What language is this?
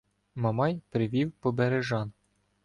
Ukrainian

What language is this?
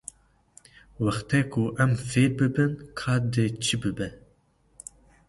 Kurdish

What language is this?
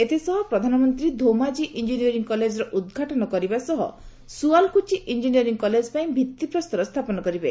Odia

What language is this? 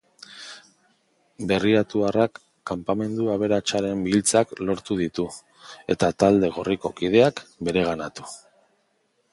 Basque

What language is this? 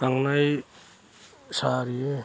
Bodo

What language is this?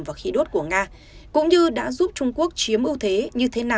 Vietnamese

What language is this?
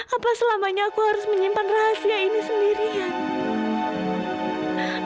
Indonesian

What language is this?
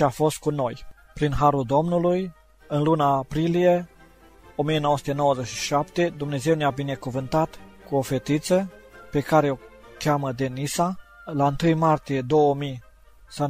Romanian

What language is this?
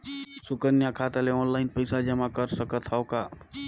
Chhattisgarhi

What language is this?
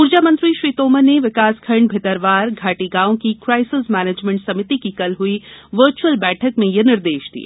Hindi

